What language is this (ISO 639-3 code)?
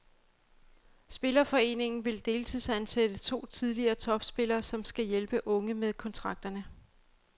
dan